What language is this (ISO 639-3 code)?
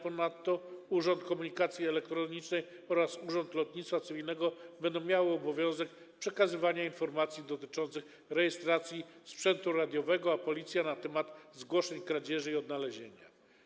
pol